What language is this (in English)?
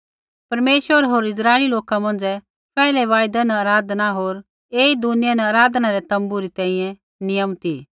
Kullu Pahari